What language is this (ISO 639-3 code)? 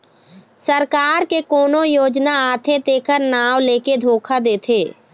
hne